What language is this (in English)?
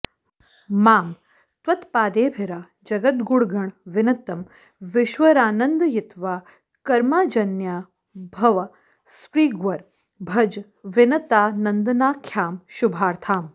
Sanskrit